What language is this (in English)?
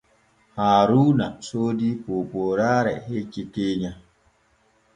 Borgu Fulfulde